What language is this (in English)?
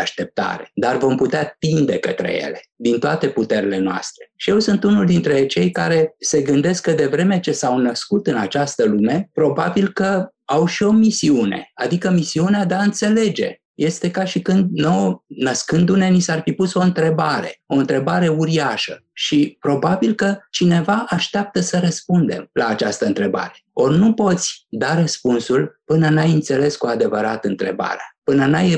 Romanian